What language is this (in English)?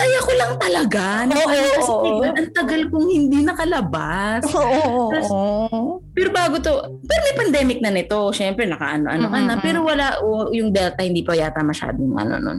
Filipino